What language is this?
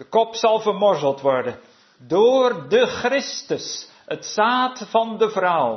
Dutch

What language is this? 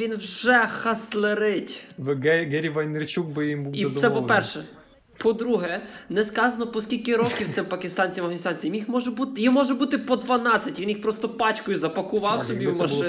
Ukrainian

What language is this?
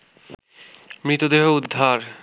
Bangla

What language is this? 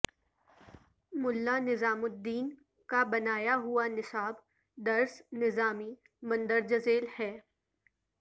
Urdu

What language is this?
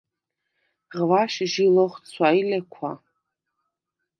Svan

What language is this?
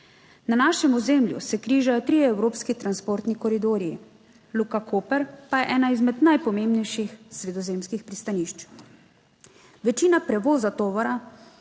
Slovenian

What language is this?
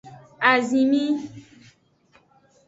Aja (Benin)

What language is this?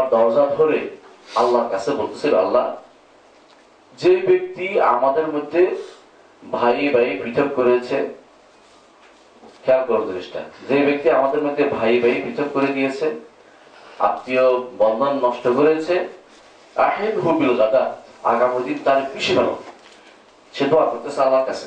Bangla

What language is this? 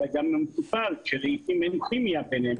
Hebrew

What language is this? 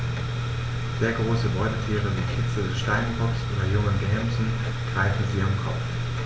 German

